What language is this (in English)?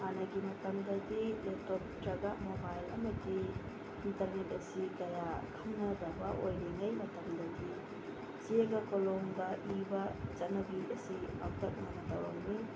Manipuri